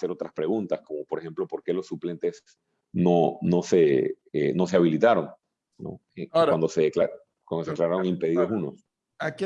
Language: Spanish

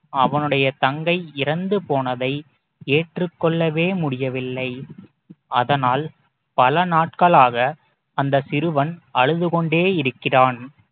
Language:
Tamil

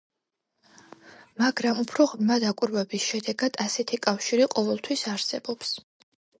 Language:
Georgian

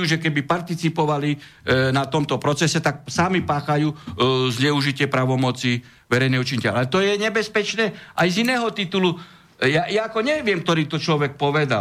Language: Slovak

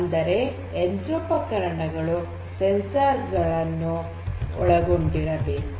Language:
Kannada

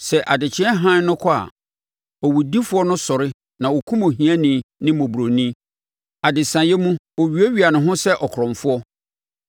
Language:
Akan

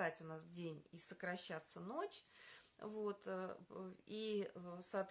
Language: Russian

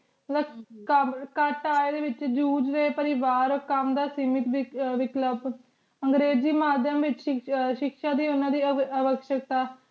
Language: Punjabi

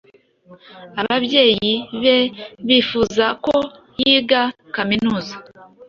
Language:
Kinyarwanda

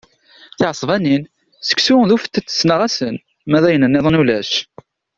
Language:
Kabyle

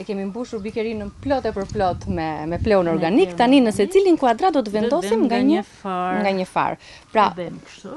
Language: Romanian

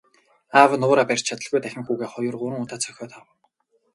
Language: Mongolian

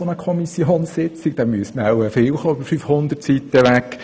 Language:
Swiss German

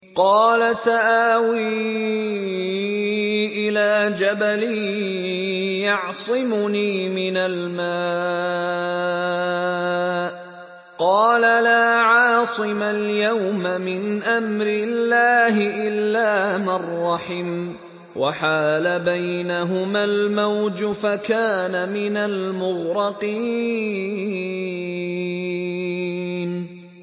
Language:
Arabic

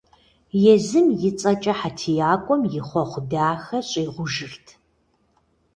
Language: Kabardian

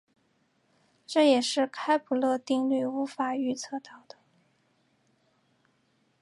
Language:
Chinese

